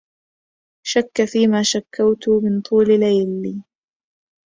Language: Arabic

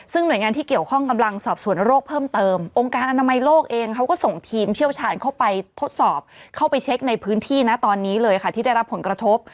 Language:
Thai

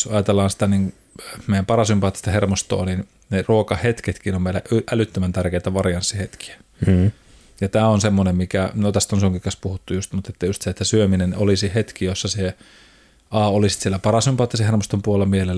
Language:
Finnish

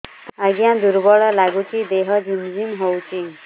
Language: Odia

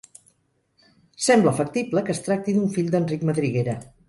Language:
Catalan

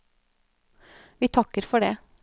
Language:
Norwegian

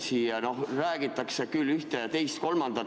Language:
Estonian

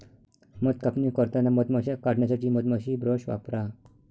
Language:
Marathi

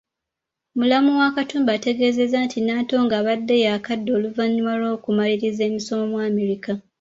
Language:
Ganda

